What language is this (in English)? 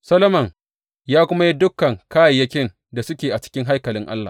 Hausa